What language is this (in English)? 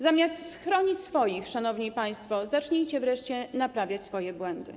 Polish